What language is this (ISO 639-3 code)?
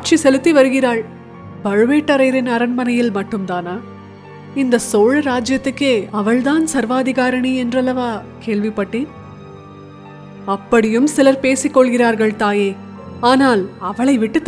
tam